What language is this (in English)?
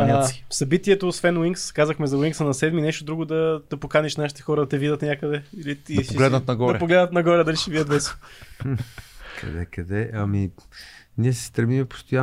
Bulgarian